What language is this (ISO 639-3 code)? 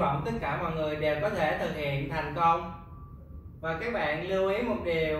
vie